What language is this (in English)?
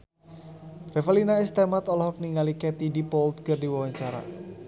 Sundanese